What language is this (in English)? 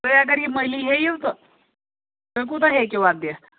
Kashmiri